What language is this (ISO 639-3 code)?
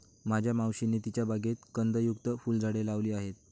mar